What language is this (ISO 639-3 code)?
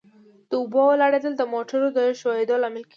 pus